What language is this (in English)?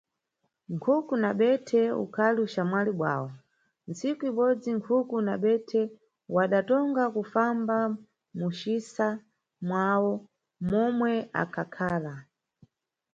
Nyungwe